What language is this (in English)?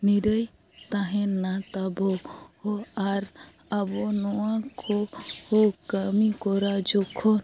Santali